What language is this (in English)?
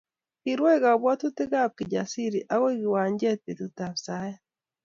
Kalenjin